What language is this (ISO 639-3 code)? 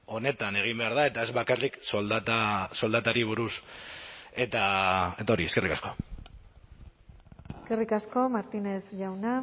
eus